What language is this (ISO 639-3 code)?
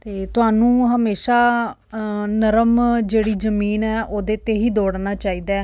pan